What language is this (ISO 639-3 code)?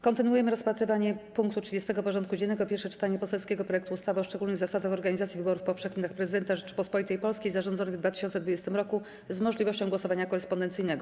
pol